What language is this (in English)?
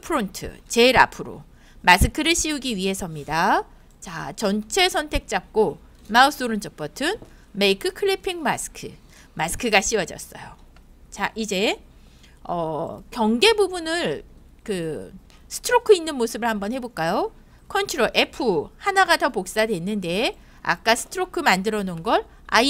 Korean